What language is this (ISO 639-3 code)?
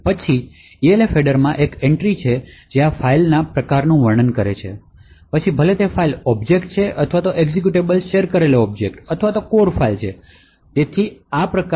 guj